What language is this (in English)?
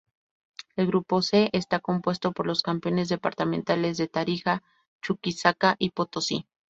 Spanish